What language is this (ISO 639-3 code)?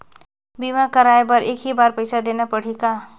hne